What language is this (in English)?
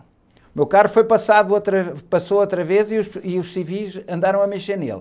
Portuguese